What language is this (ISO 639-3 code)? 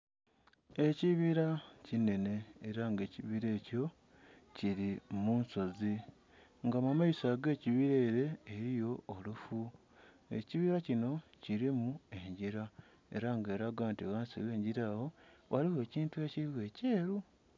xog